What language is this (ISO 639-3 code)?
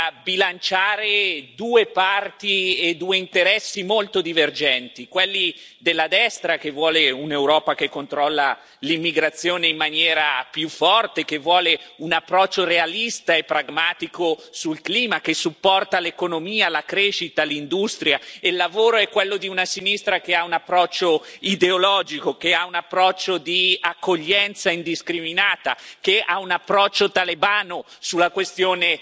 ita